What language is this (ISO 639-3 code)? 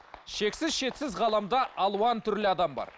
kaz